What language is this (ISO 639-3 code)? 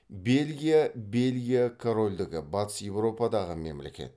kaz